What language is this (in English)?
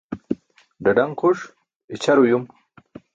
Burushaski